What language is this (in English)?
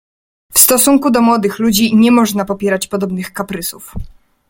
Polish